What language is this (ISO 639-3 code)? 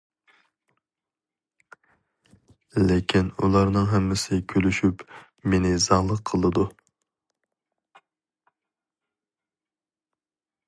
uig